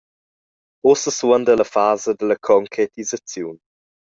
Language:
Romansh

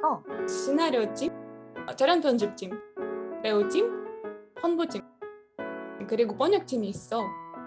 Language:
Korean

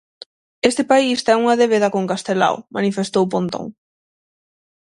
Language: Galician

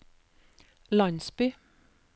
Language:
Norwegian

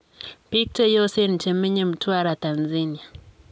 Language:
Kalenjin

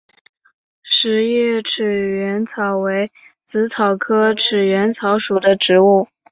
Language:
Chinese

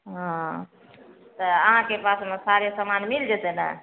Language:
Maithili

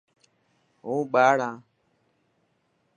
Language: Dhatki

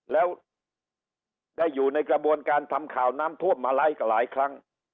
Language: Thai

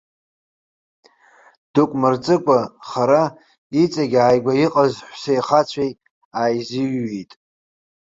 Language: Abkhazian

